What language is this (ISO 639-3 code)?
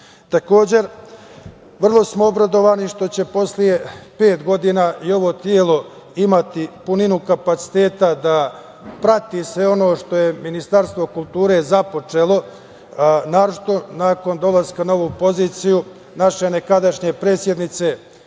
srp